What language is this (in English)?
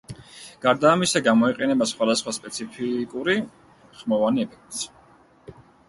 Georgian